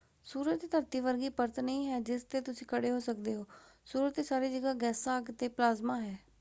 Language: Punjabi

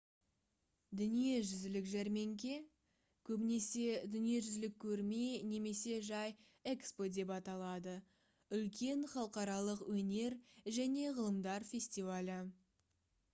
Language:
Kazakh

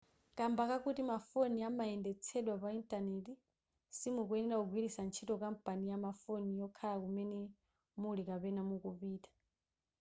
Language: Nyanja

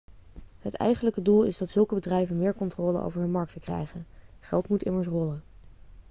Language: Dutch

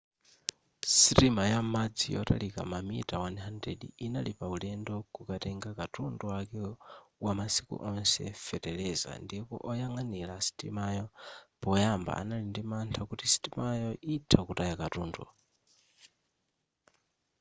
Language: Nyanja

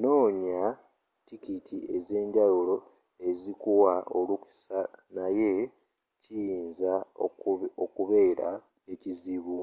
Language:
Ganda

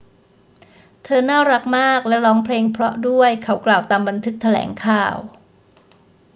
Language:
Thai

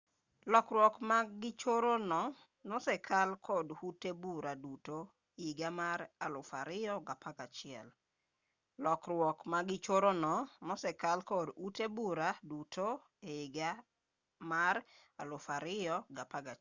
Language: Luo (Kenya and Tanzania)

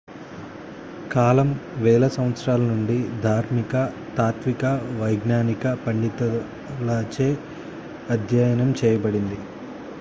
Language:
Telugu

